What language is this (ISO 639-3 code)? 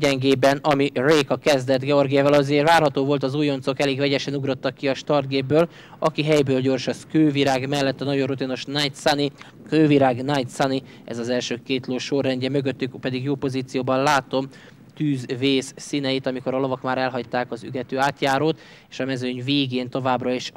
hun